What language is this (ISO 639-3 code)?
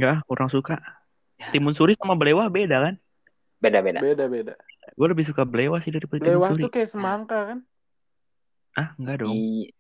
ind